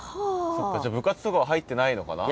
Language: Japanese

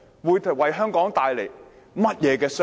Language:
Cantonese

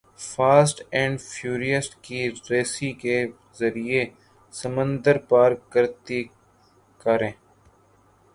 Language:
Urdu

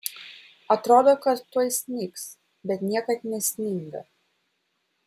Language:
Lithuanian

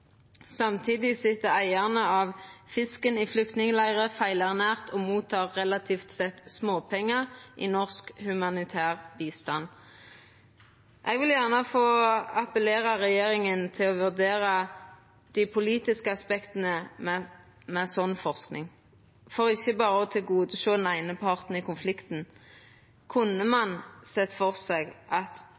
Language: Norwegian Nynorsk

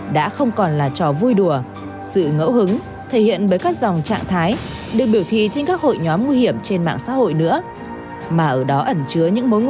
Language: Vietnamese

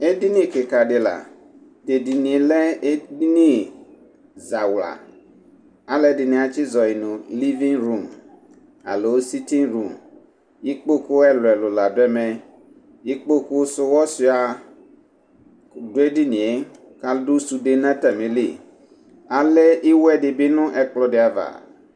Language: Ikposo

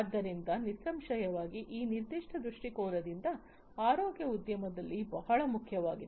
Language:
Kannada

